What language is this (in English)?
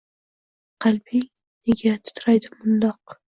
Uzbek